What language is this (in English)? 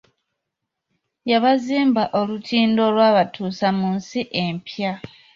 Ganda